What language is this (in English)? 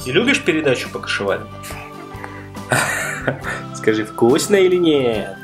Russian